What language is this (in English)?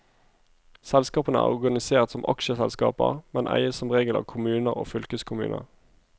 Norwegian